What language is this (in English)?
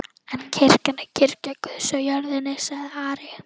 Icelandic